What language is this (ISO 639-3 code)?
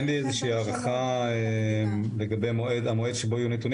heb